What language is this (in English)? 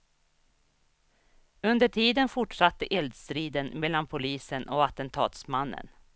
Swedish